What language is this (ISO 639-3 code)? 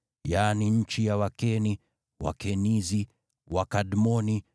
swa